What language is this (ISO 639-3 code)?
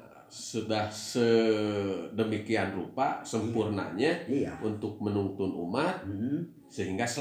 ind